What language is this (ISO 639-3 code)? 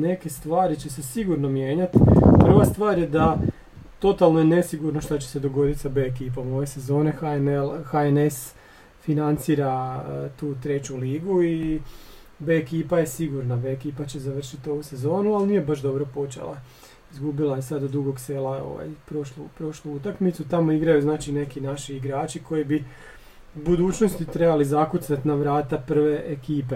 hrv